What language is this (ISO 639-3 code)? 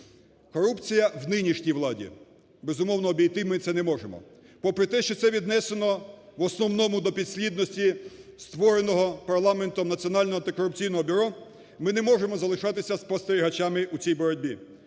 ukr